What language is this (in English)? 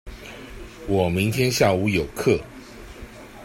Chinese